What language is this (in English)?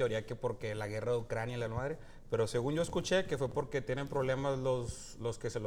Spanish